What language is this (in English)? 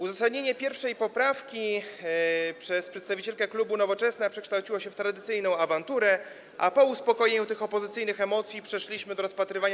Polish